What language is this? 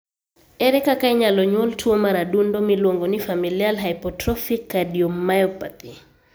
Luo (Kenya and Tanzania)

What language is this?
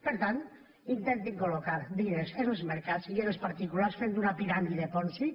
Catalan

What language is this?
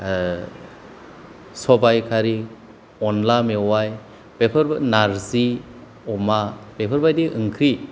Bodo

